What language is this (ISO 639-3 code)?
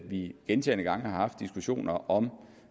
dan